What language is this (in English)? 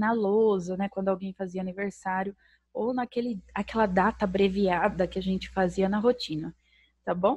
Portuguese